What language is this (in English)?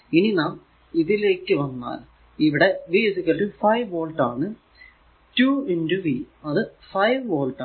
Malayalam